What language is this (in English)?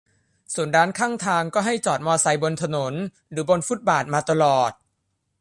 Thai